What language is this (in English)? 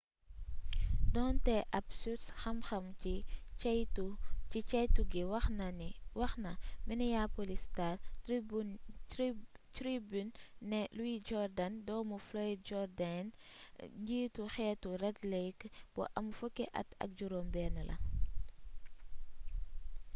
Wolof